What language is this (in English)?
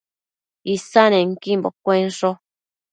Matsés